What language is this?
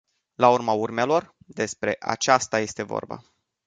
Romanian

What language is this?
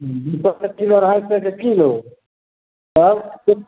Maithili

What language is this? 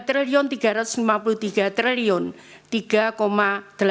Indonesian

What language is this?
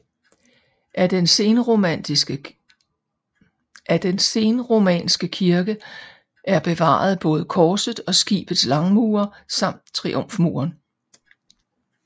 Danish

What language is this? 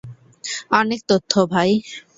Bangla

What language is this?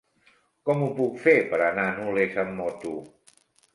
Catalan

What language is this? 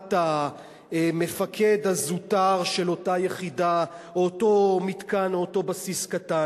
Hebrew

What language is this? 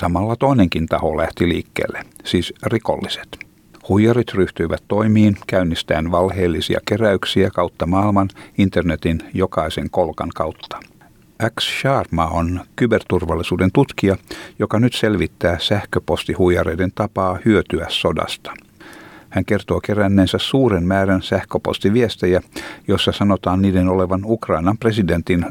Finnish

